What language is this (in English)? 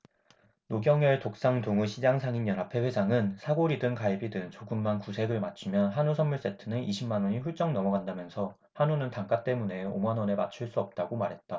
Korean